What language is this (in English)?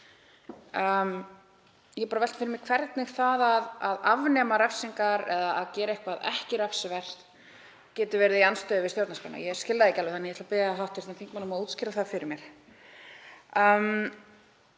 Icelandic